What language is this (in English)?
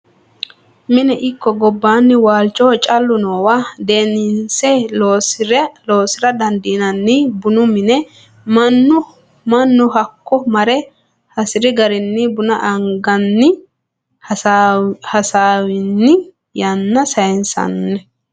Sidamo